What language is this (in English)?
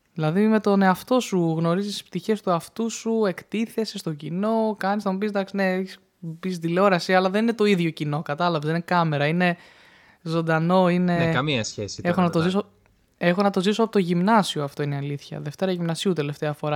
Greek